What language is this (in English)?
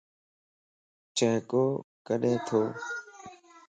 Lasi